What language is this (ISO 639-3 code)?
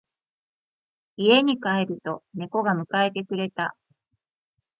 jpn